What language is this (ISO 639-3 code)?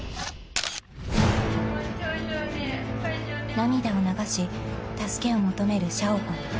jpn